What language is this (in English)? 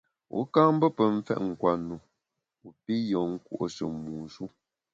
Bamun